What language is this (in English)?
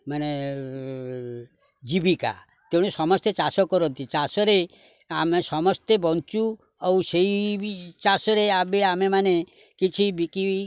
Odia